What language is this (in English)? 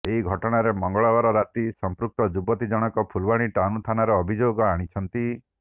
Odia